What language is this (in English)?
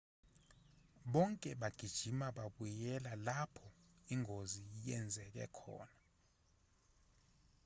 Zulu